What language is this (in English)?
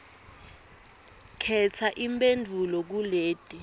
Swati